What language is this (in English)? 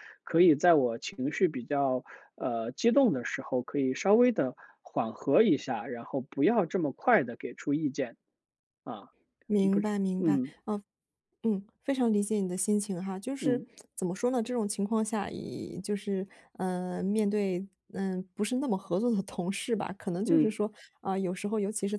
Chinese